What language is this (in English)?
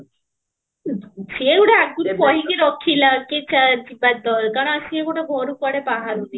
Odia